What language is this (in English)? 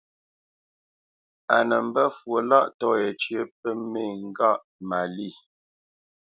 Bamenyam